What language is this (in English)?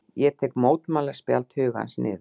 Icelandic